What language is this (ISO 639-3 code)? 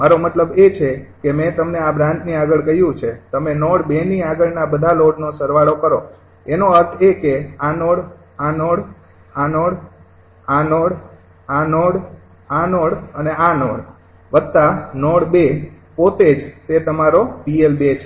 guj